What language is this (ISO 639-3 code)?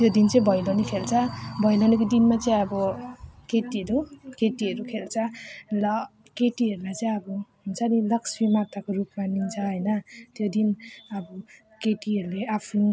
nep